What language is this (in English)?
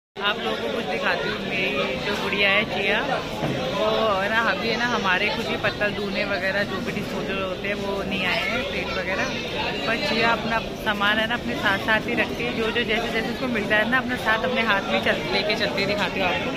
Hindi